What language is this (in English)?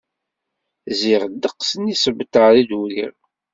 Kabyle